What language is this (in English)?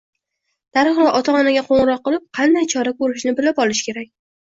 Uzbek